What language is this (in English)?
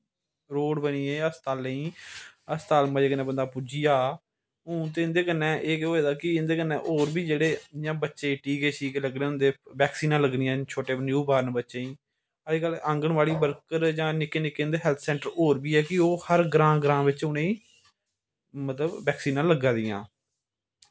Dogri